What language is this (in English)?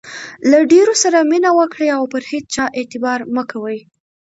Pashto